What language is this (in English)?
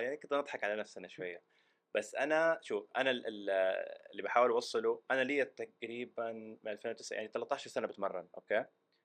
Arabic